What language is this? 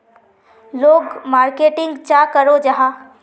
Magahi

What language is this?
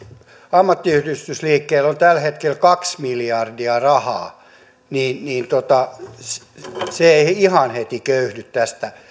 Finnish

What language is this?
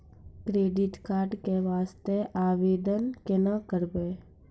Maithili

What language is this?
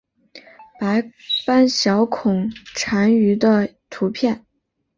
Chinese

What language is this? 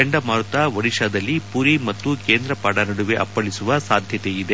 Kannada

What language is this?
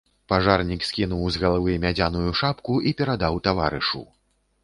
Belarusian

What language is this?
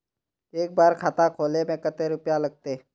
Magahi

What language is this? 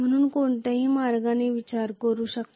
Marathi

